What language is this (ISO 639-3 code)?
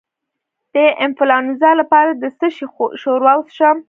pus